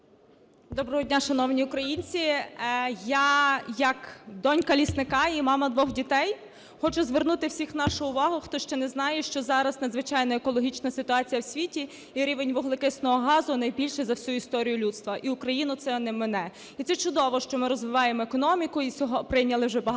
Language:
Ukrainian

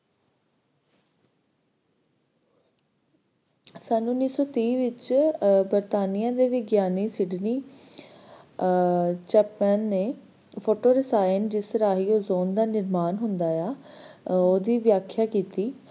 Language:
Punjabi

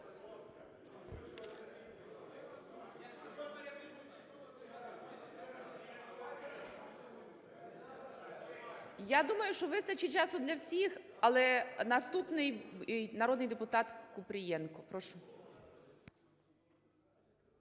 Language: Ukrainian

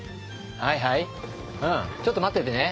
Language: Japanese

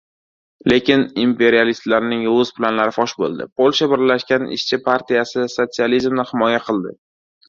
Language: Uzbek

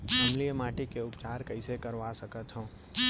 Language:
Chhattisgarhi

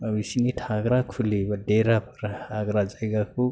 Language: Bodo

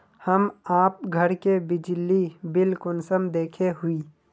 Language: Magahi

